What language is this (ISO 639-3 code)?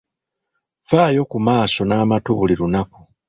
lug